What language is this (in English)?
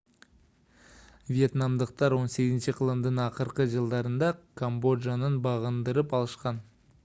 Kyrgyz